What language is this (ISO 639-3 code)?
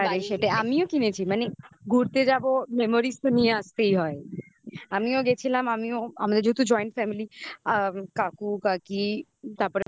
ben